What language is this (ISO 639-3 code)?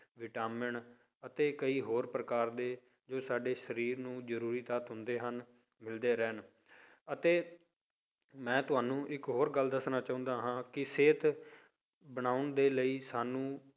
pan